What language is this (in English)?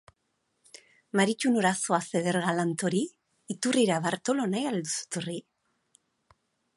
Basque